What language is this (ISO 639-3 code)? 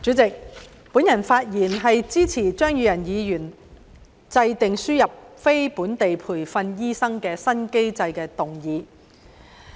yue